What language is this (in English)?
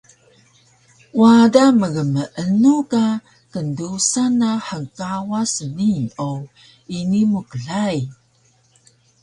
Taroko